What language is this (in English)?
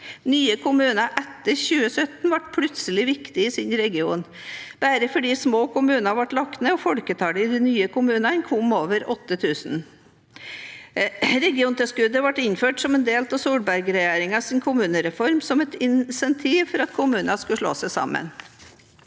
Norwegian